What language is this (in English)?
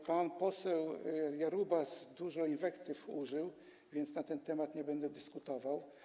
Polish